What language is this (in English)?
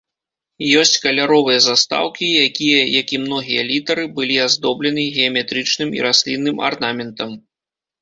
Belarusian